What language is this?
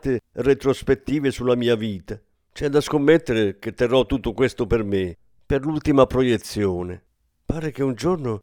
Italian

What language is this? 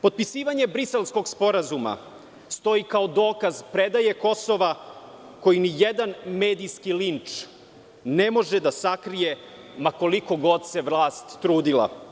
Serbian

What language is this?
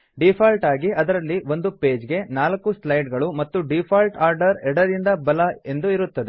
Kannada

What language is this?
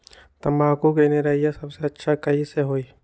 Magahi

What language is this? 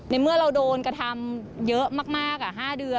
Thai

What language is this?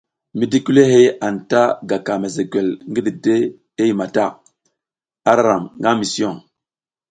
South Giziga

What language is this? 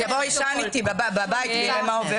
Hebrew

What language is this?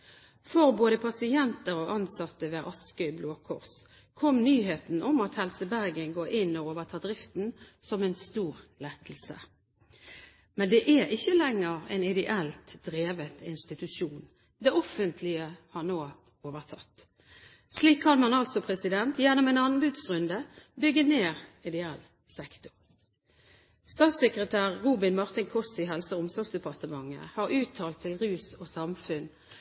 Norwegian Bokmål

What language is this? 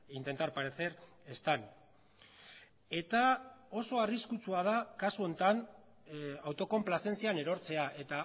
Basque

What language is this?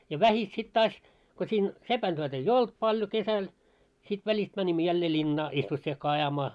Finnish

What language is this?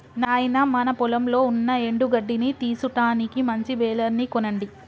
Telugu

